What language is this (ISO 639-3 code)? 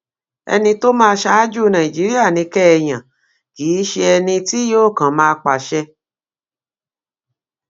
yor